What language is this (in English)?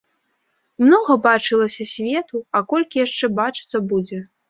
Belarusian